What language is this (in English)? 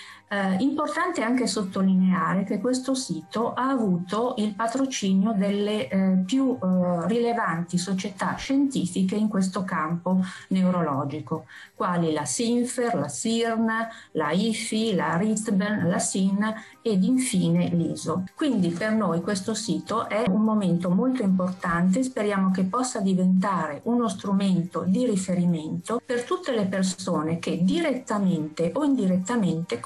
Italian